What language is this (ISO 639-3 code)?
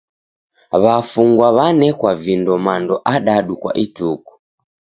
dav